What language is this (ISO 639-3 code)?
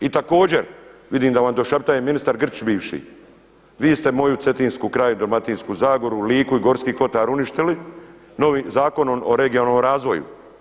hrv